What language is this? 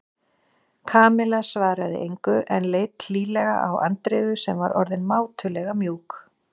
Icelandic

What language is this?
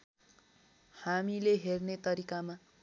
Nepali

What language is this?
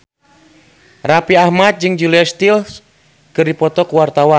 Sundanese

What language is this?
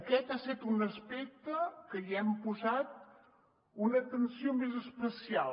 Catalan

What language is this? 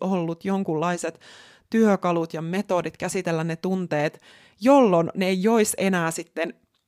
Finnish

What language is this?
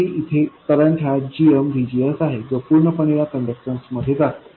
Marathi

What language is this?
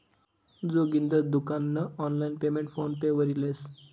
Marathi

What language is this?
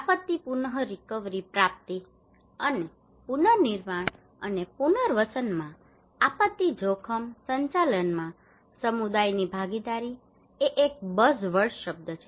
Gujarati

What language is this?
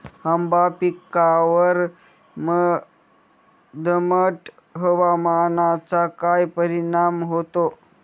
Marathi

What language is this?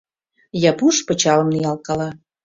Mari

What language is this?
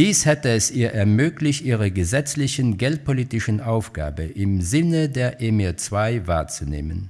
German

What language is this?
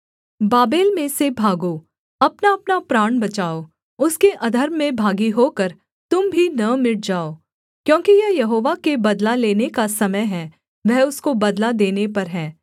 Hindi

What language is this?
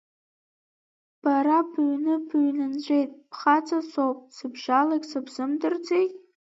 Abkhazian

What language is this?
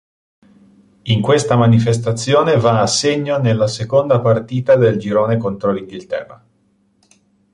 Italian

